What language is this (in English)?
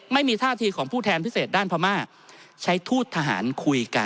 Thai